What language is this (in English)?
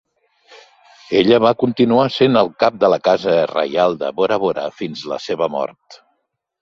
Catalan